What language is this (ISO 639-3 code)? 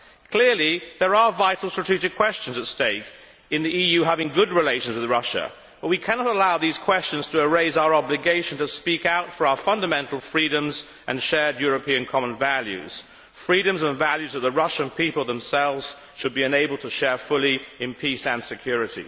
eng